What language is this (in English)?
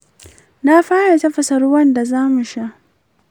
Hausa